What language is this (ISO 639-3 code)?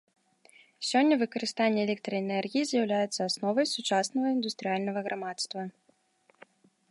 bel